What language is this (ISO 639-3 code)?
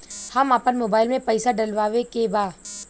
bho